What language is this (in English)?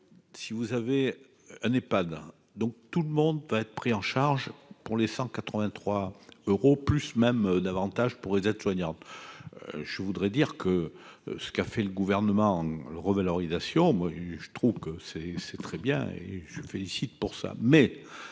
French